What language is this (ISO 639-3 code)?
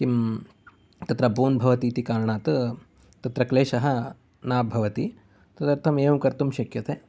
san